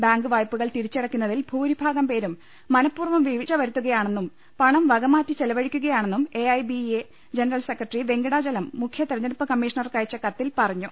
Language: Malayalam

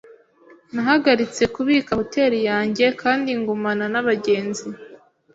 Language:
Kinyarwanda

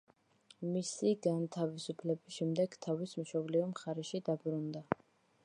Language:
Georgian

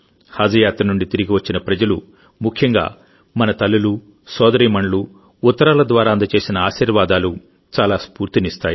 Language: Telugu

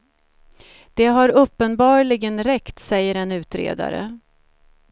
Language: Swedish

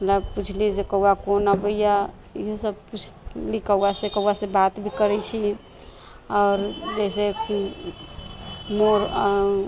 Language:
Maithili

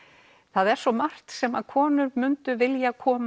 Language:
Icelandic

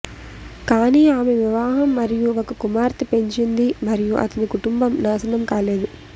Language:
Telugu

